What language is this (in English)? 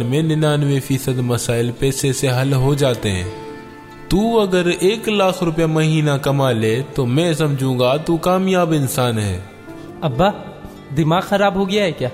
Urdu